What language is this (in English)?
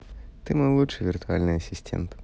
Russian